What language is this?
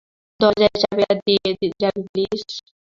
Bangla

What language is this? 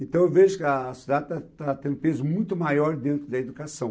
Portuguese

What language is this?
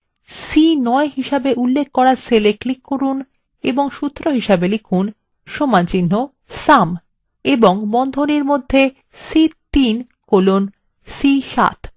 Bangla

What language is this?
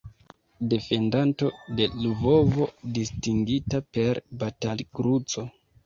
Esperanto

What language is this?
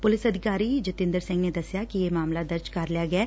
Punjabi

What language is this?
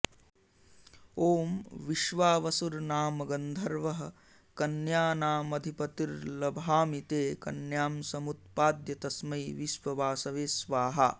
Sanskrit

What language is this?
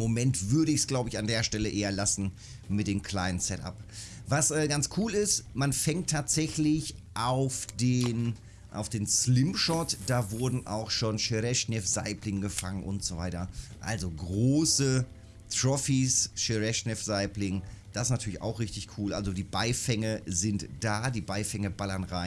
German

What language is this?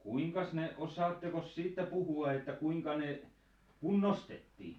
Finnish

